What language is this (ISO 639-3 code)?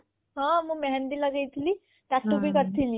ori